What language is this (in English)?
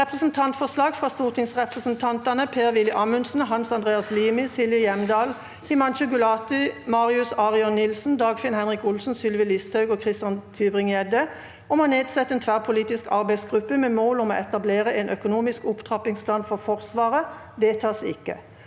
Norwegian